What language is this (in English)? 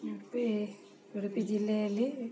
Kannada